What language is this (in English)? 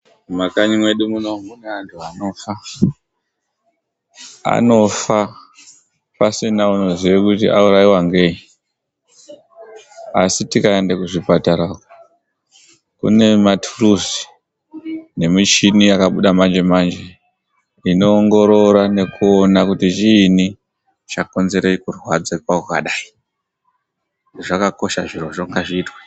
Ndau